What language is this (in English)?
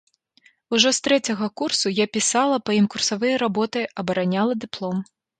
Belarusian